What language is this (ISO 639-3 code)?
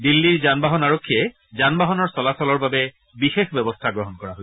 asm